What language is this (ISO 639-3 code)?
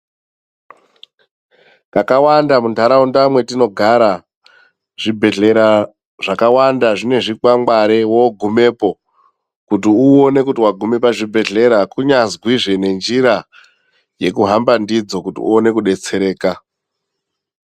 ndc